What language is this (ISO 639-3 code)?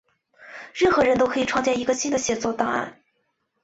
zho